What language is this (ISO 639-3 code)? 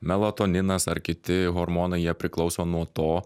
lit